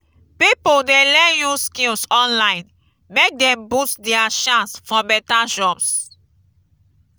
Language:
Nigerian Pidgin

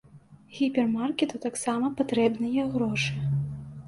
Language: Belarusian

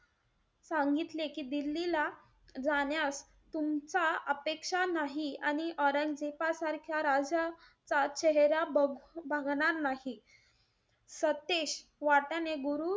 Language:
Marathi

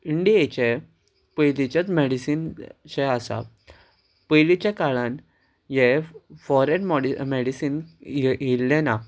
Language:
Konkani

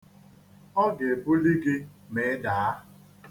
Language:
Igbo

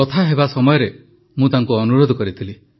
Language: Odia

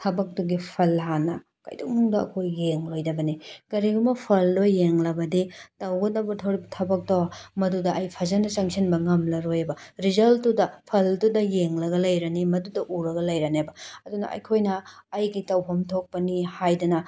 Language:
Manipuri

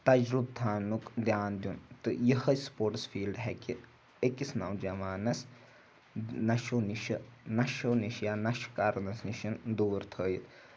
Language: Kashmiri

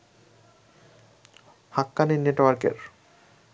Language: Bangla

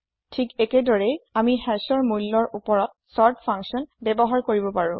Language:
Assamese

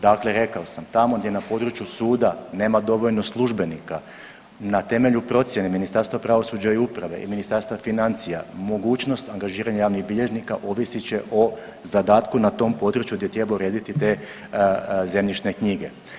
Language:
Croatian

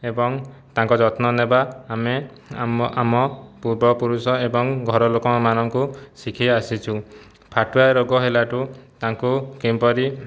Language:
Odia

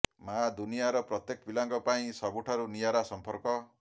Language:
Odia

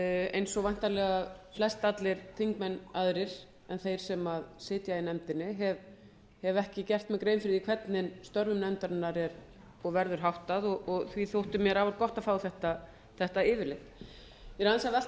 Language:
Icelandic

